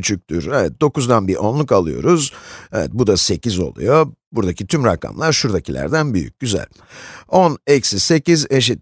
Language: Turkish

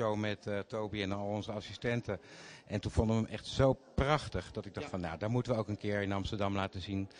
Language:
Dutch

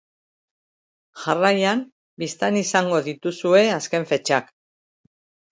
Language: Basque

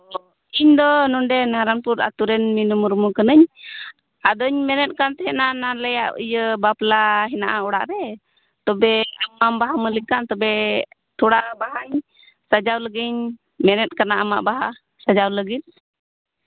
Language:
Santali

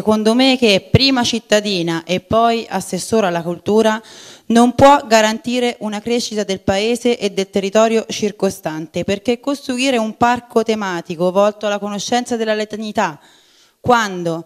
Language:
Italian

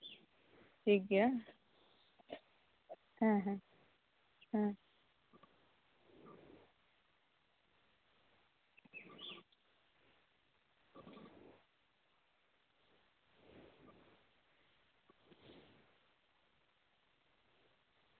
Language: Santali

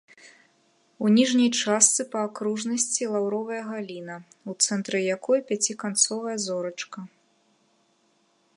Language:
Belarusian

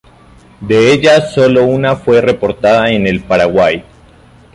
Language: Spanish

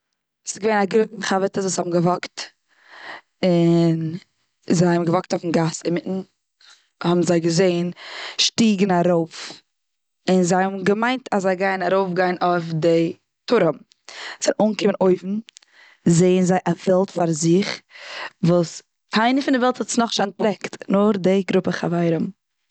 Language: Yiddish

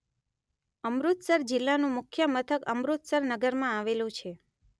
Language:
Gujarati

